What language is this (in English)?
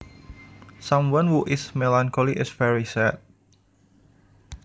Javanese